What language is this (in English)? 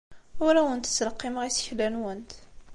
Kabyle